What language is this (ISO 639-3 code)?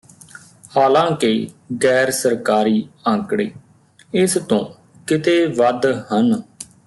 pan